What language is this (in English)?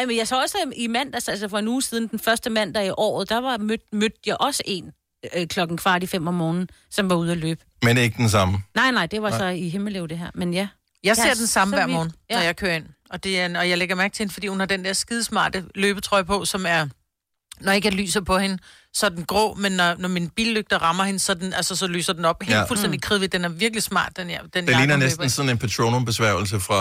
Danish